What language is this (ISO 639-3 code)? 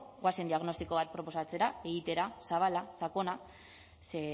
eus